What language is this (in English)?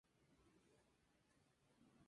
Spanish